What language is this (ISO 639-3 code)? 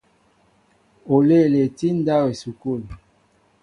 mbo